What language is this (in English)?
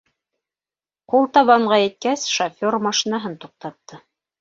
Bashkir